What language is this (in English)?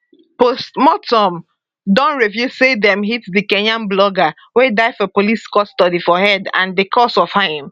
Nigerian Pidgin